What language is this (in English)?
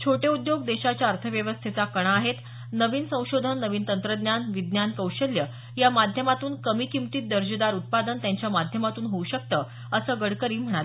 Marathi